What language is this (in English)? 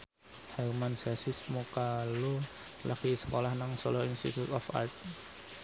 Javanese